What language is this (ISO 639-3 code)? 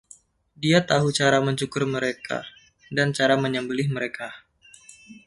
ind